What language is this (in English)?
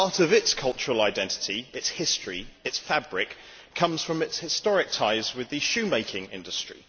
English